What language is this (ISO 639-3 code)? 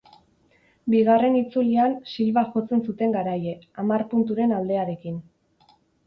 eus